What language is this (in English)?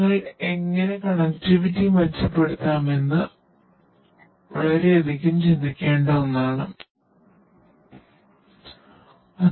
Malayalam